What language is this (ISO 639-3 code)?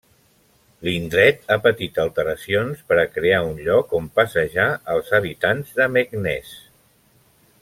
cat